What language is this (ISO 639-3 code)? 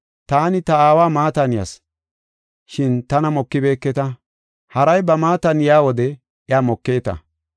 gof